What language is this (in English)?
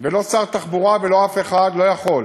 Hebrew